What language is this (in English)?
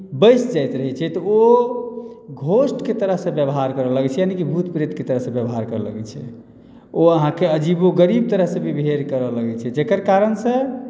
Maithili